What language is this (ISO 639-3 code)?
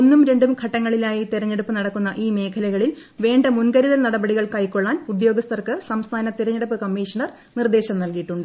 mal